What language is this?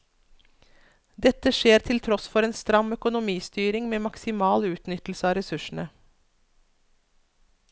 Norwegian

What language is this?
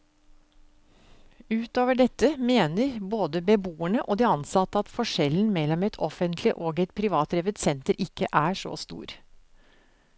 Norwegian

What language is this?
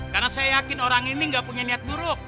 Indonesian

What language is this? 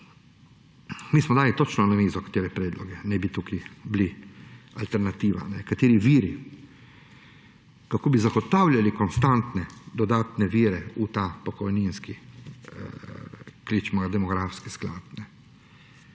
Slovenian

